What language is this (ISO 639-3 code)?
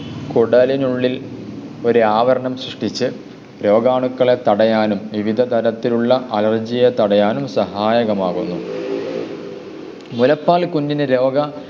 mal